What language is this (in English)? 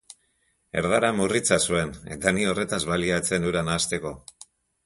Basque